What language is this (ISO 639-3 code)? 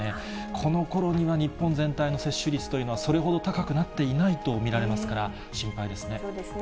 jpn